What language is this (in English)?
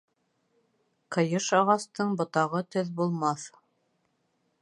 Bashkir